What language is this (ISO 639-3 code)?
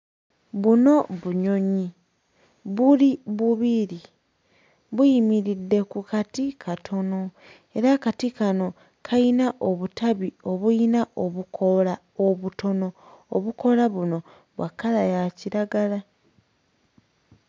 lug